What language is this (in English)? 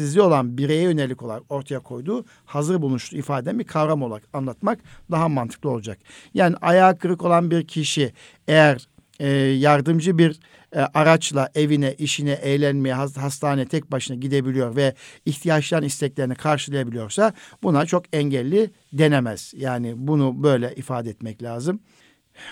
Turkish